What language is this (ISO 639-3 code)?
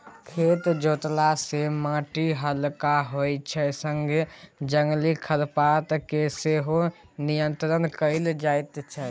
mai